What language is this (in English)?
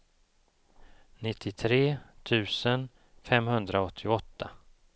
Swedish